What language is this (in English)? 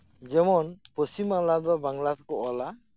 Santali